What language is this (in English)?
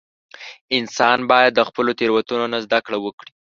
Pashto